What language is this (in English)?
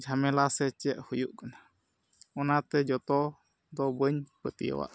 Santali